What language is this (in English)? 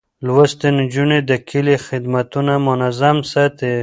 Pashto